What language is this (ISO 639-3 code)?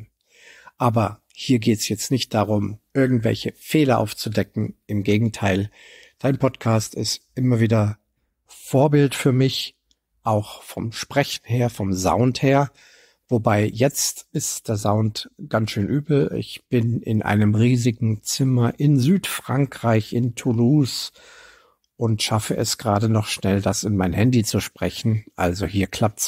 deu